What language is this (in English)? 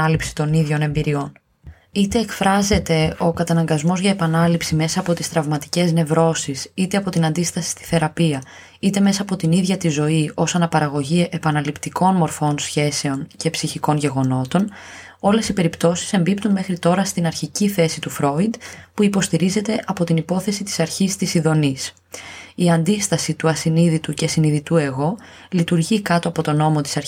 Greek